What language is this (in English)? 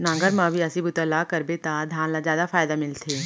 Chhattisgarhi